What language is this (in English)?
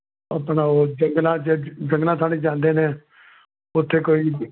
Punjabi